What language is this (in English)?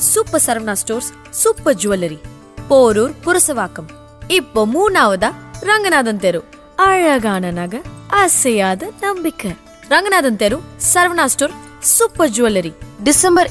Tamil